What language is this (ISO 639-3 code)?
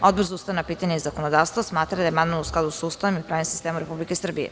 srp